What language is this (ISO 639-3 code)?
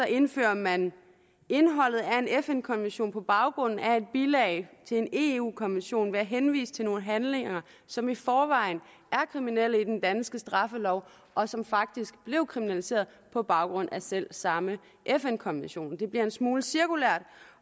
dan